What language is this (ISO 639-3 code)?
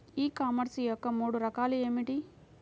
tel